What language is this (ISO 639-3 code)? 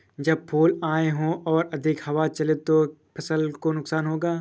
hin